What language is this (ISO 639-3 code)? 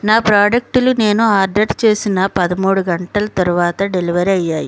tel